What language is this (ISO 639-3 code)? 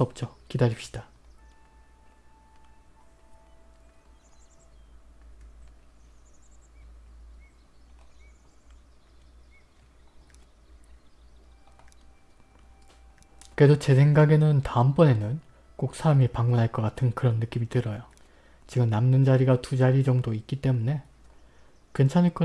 kor